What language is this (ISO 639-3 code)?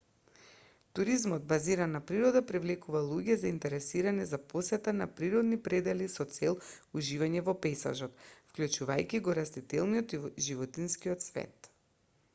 mkd